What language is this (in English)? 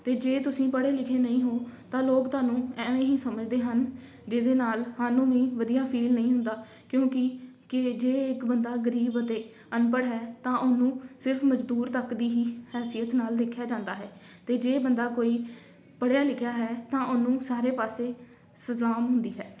Punjabi